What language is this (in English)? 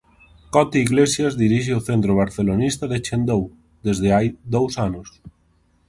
Galician